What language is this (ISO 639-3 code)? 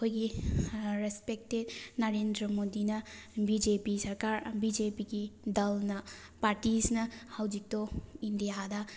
mni